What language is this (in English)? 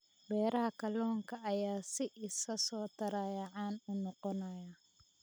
Somali